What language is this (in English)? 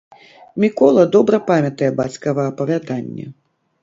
Belarusian